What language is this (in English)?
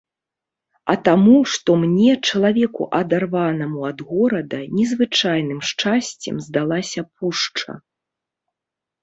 Belarusian